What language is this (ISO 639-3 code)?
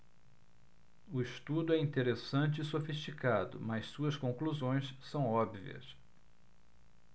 por